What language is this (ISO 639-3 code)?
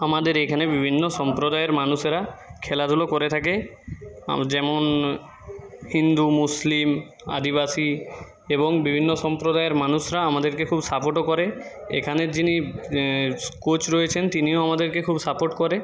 ben